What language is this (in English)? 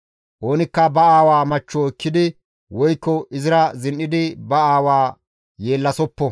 Gamo